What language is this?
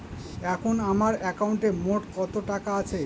Bangla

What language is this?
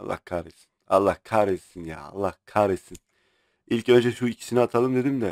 Turkish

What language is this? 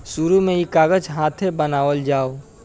Bhojpuri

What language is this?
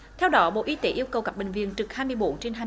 Vietnamese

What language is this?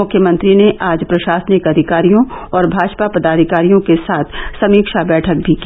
Hindi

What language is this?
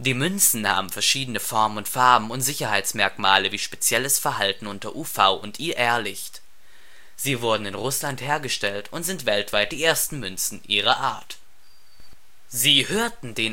German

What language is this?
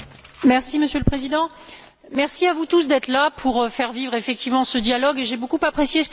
French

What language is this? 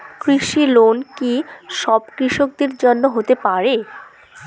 Bangla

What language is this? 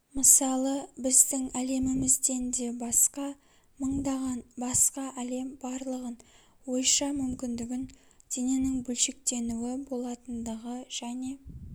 Kazakh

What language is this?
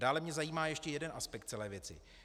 Czech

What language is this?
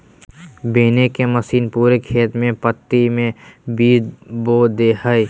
Magahi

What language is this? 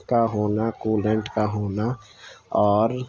Urdu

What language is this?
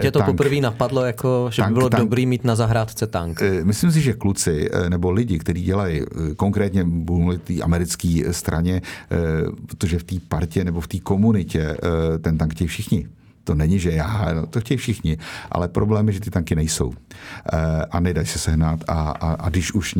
Czech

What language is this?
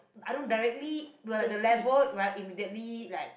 English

